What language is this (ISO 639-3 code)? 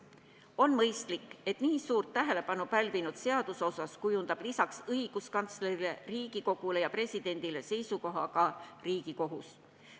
est